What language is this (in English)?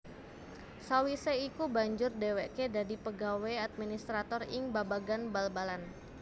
Javanese